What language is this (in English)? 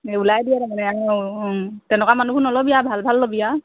Assamese